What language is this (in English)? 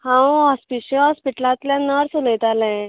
Konkani